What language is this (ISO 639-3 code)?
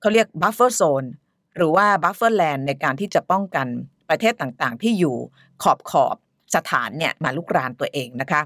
tha